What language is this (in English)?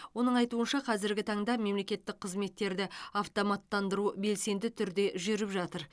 Kazakh